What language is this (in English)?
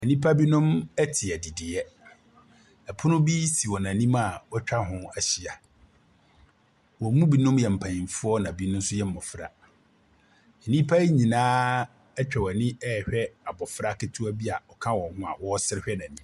Akan